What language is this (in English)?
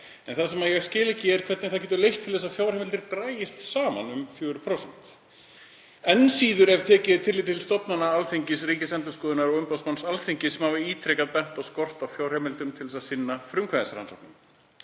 Icelandic